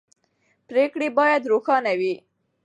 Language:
Pashto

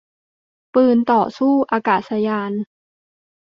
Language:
Thai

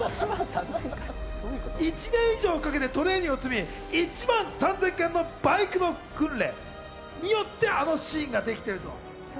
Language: Japanese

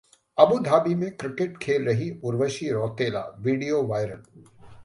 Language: Hindi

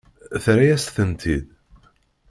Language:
Kabyle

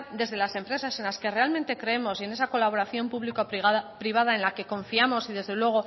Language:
Spanish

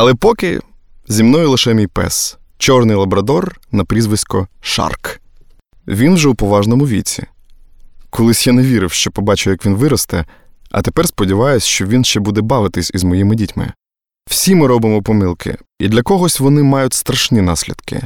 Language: Ukrainian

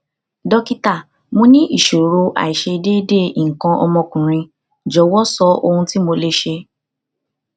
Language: Yoruba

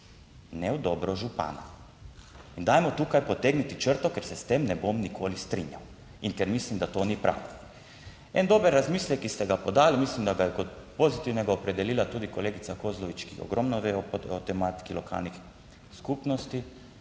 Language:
Slovenian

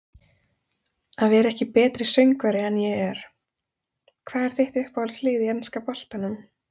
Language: Icelandic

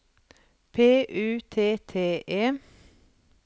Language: Norwegian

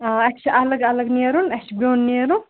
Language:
Kashmiri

